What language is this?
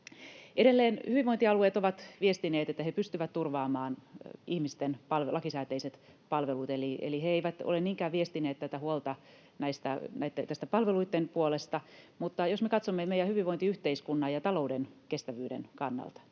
Finnish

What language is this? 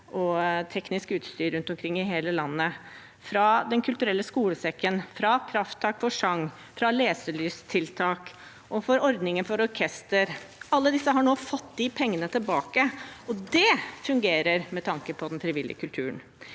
Norwegian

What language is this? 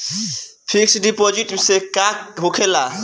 Bhojpuri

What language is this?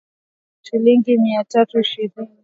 Swahili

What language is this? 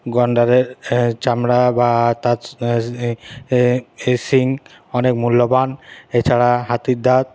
Bangla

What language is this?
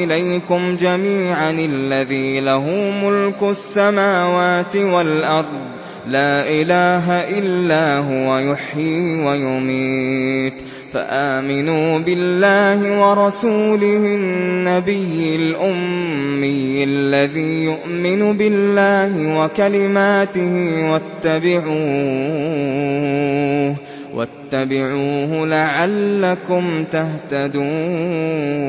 Arabic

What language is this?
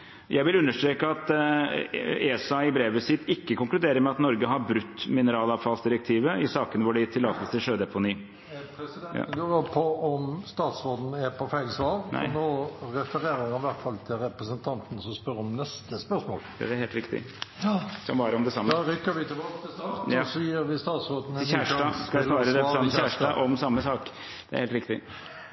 Norwegian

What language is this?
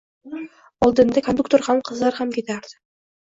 Uzbek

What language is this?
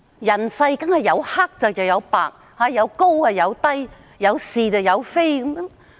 Cantonese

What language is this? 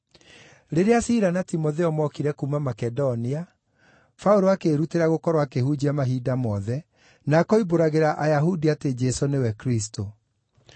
Kikuyu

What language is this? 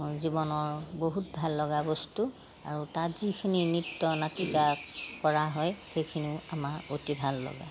Assamese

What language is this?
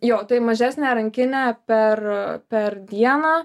Lithuanian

